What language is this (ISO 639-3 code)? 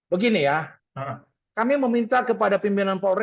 ind